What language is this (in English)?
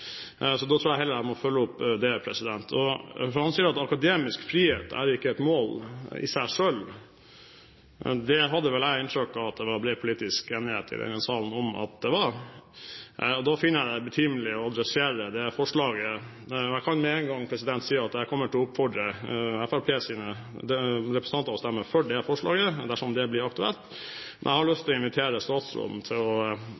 Norwegian Bokmål